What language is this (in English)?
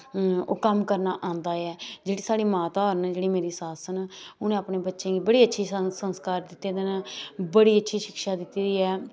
Dogri